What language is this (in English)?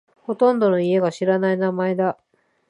Japanese